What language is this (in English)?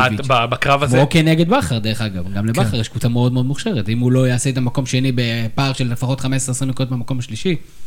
Hebrew